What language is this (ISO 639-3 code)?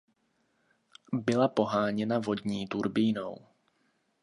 ces